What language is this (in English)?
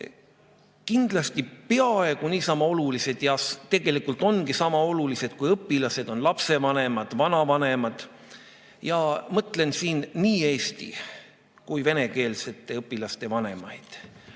Estonian